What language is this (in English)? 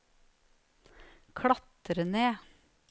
Norwegian